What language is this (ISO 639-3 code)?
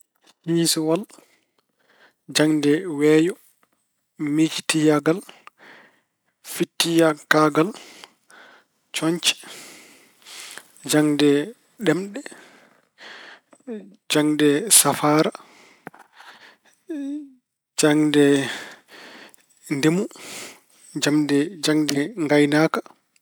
ful